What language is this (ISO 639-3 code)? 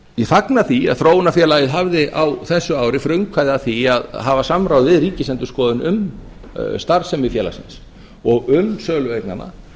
isl